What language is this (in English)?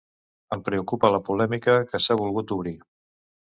Catalan